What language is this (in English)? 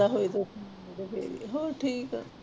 Punjabi